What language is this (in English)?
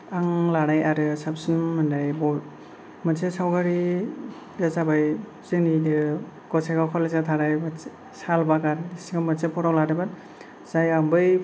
Bodo